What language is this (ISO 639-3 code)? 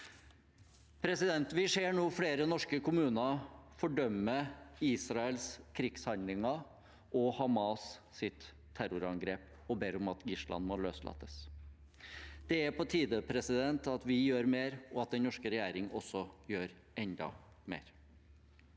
nor